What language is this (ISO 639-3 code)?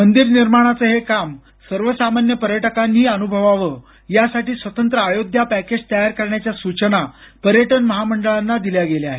mar